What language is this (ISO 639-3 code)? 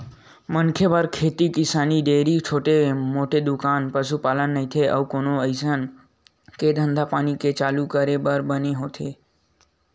hne